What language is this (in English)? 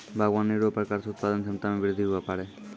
Maithili